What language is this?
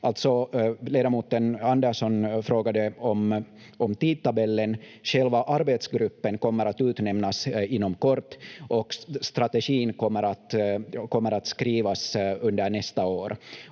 Finnish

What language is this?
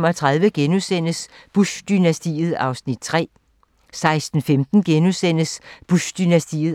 Danish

